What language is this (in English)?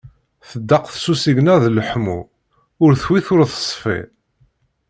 Kabyle